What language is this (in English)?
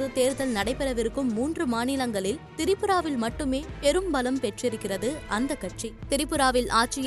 Tamil